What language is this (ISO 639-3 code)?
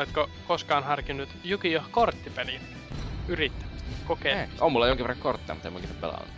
fin